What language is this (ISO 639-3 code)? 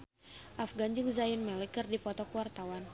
sun